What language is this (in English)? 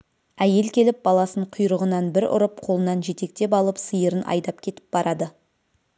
Kazakh